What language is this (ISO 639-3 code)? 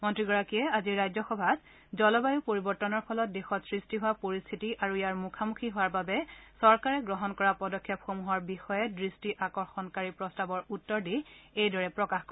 asm